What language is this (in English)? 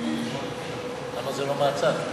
Hebrew